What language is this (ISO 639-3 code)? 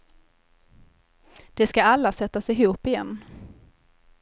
swe